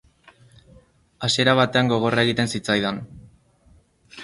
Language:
Basque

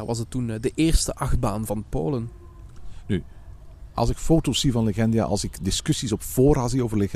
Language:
Dutch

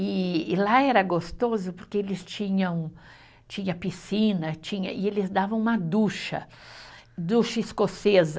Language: Portuguese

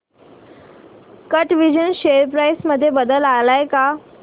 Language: Marathi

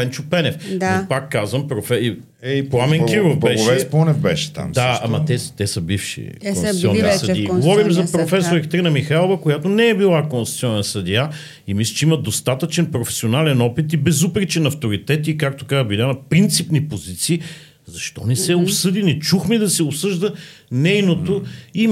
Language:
Bulgarian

